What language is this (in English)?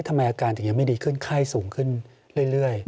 Thai